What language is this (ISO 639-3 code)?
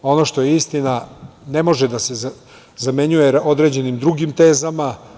srp